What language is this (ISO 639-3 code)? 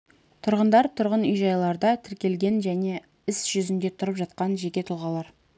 kaz